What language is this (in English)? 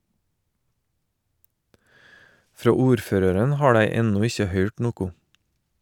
Norwegian